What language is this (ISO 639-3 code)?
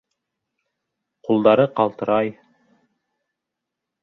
bak